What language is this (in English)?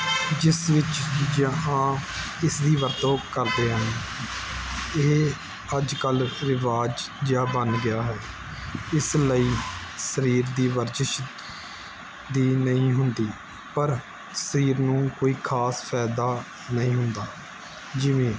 Punjabi